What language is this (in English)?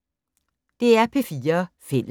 Danish